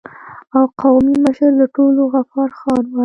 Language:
Pashto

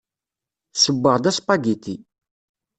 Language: Kabyle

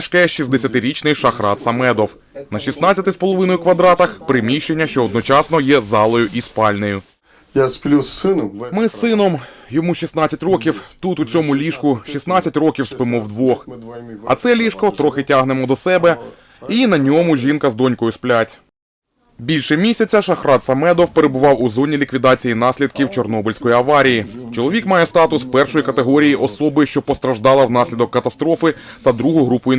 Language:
Ukrainian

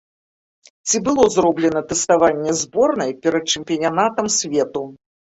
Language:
Belarusian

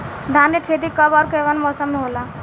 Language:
Bhojpuri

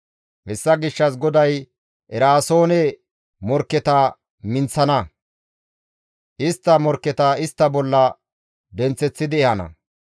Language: Gamo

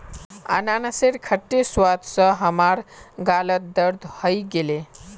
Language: Magahi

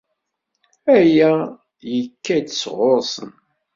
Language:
Kabyle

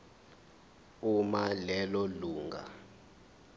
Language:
Zulu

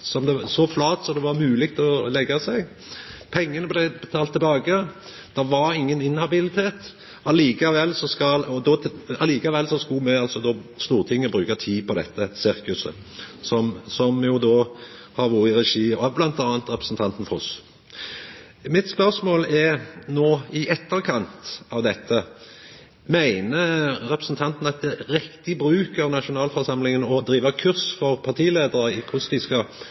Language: Norwegian Nynorsk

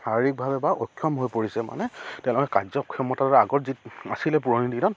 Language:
Assamese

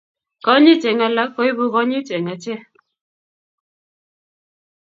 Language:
Kalenjin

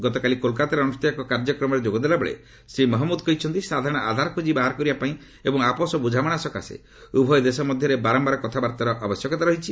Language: Odia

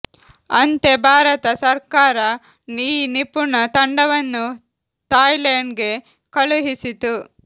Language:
Kannada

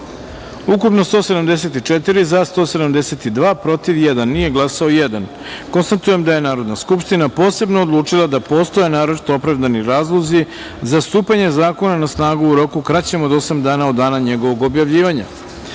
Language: Serbian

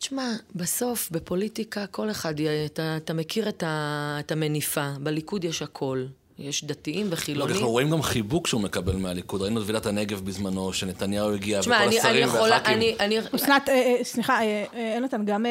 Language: Hebrew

